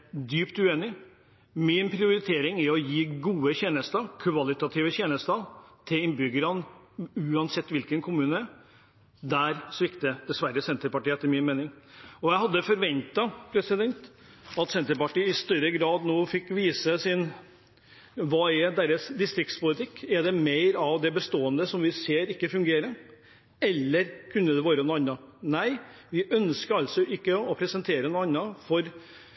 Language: Norwegian Bokmål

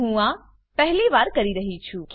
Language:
Gujarati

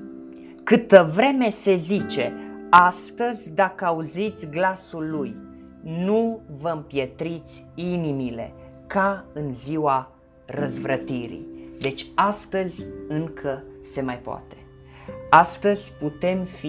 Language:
Romanian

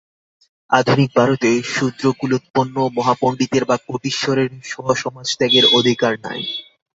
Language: Bangla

